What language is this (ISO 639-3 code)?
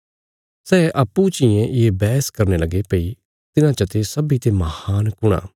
kfs